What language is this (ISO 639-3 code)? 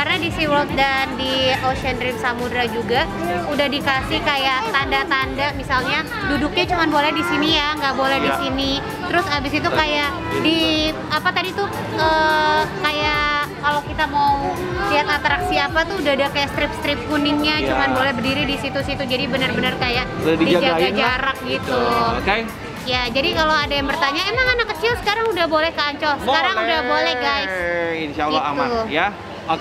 ind